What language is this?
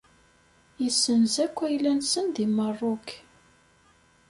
Kabyle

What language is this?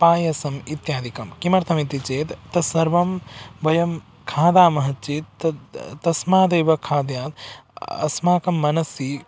Sanskrit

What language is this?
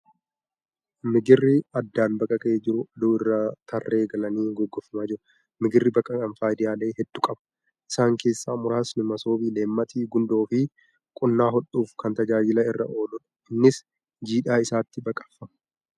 Oromo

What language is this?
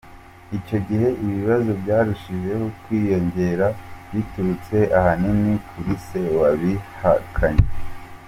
Kinyarwanda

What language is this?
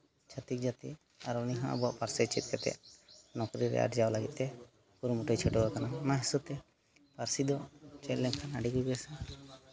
Santali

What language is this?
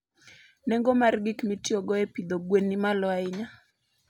Luo (Kenya and Tanzania)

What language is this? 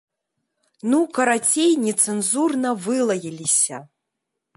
Belarusian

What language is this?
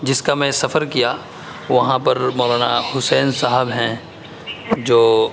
Urdu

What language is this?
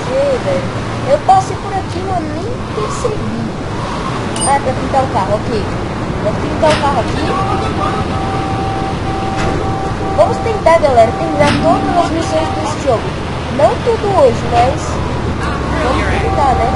Portuguese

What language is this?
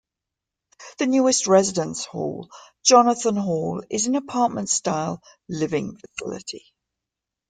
English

